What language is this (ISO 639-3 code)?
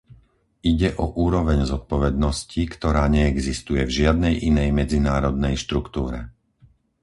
slk